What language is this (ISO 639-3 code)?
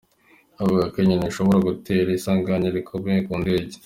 kin